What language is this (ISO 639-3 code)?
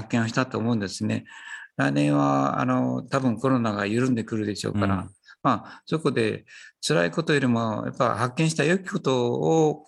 jpn